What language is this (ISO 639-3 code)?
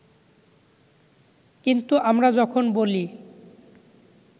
ben